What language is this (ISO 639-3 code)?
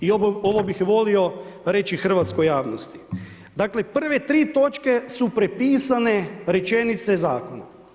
hrv